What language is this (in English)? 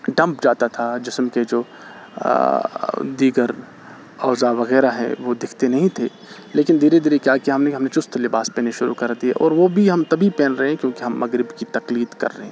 Urdu